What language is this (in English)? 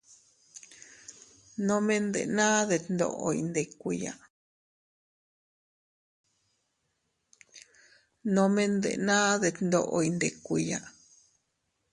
Teutila Cuicatec